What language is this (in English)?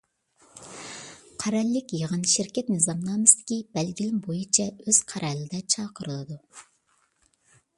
Uyghur